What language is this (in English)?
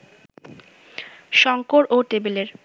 Bangla